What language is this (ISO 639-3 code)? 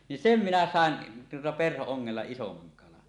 fin